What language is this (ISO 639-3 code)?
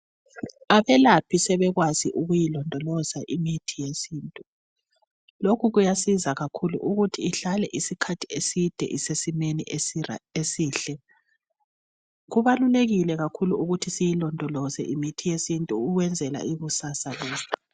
nde